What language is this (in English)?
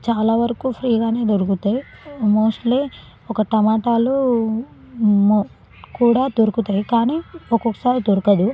Telugu